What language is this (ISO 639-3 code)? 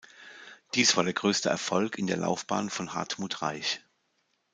deu